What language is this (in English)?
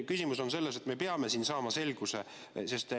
Estonian